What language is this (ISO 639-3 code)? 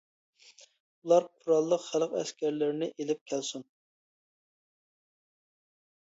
uig